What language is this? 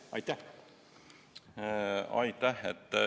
Estonian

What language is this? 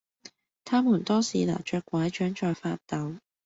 Cantonese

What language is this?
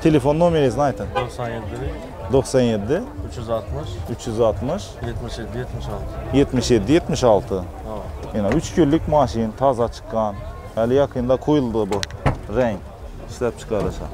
Turkish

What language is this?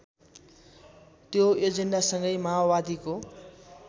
Nepali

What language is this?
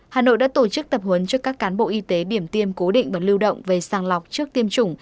Vietnamese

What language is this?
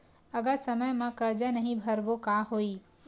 Chhattisgarhi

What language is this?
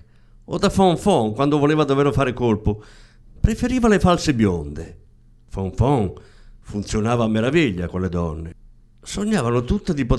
Italian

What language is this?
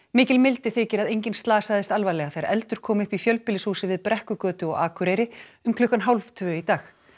Icelandic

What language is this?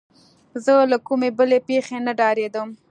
Pashto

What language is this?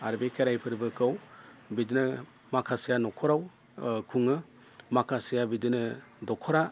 Bodo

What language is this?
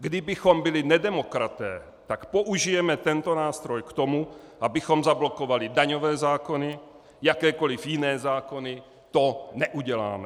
Czech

